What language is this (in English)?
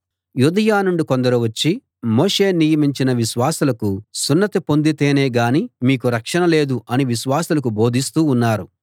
Telugu